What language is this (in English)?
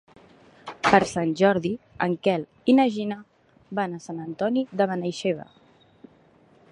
Catalan